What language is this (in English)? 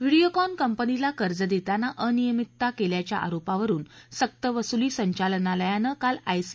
Marathi